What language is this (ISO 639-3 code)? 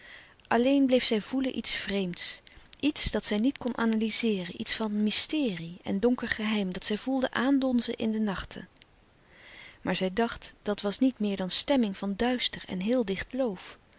nld